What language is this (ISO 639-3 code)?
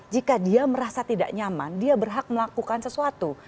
ind